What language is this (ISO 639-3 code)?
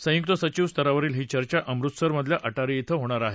mar